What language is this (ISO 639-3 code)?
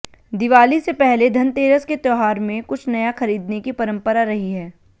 hin